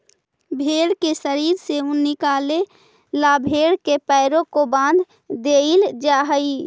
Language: Magahi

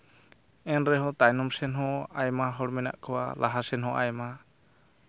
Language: Santali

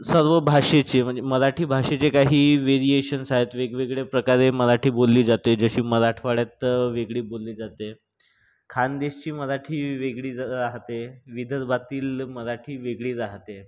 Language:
Marathi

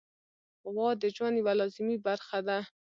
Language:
Pashto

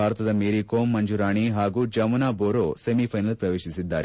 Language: Kannada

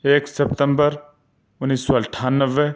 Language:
Urdu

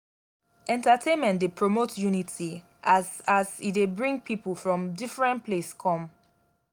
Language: Nigerian Pidgin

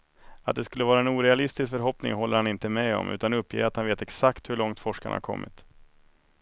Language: Swedish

